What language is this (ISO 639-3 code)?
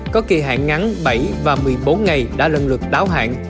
vie